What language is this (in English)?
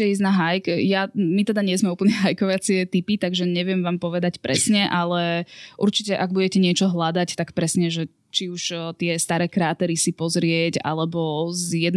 Slovak